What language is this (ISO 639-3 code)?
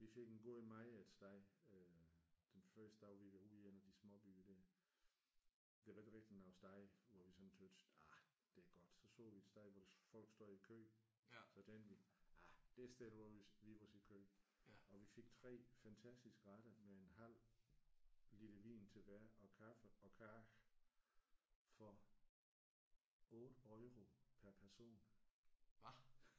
dan